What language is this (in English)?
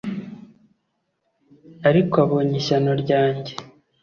Kinyarwanda